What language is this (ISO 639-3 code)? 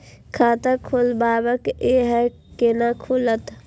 mai